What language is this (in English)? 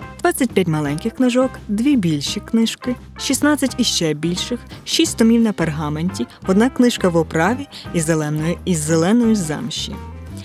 Ukrainian